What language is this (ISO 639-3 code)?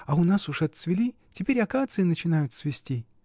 rus